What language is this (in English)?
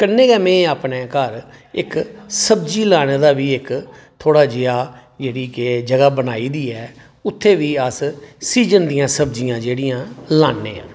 Dogri